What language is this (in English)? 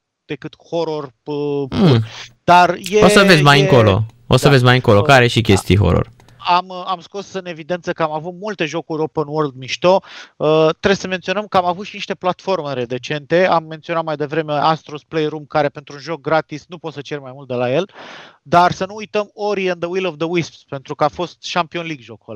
Romanian